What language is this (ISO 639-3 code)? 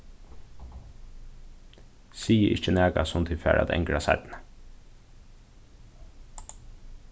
fao